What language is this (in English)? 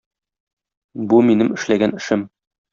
Tatar